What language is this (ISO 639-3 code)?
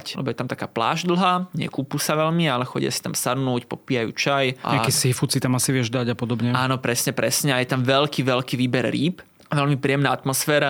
slk